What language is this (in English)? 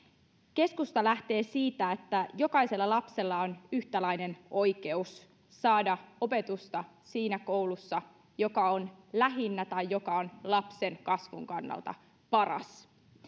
Finnish